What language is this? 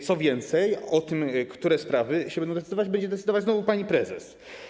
Polish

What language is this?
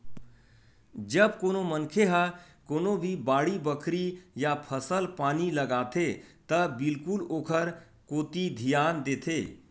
Chhattisgarhi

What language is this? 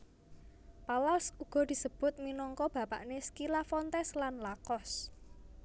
Javanese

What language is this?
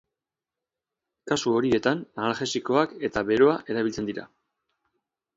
Basque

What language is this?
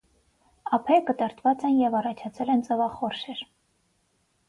Armenian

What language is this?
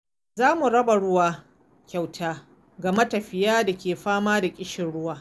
Hausa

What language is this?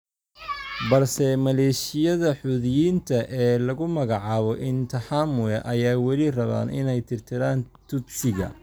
Somali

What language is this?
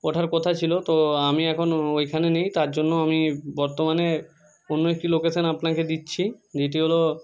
Bangla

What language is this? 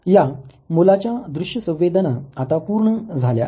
Marathi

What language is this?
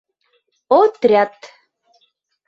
Mari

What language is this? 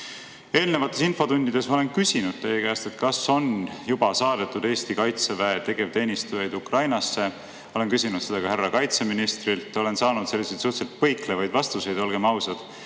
Estonian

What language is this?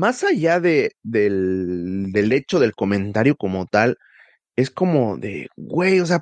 Spanish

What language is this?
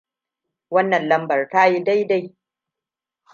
Hausa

